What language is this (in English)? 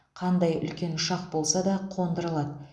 Kazakh